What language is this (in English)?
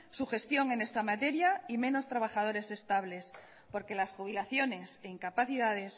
Spanish